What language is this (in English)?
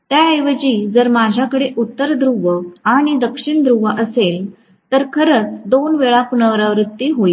Marathi